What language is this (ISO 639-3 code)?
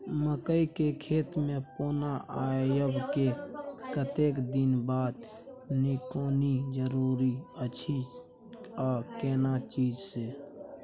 mai